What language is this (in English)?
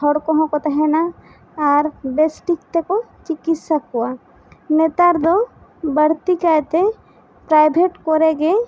Santali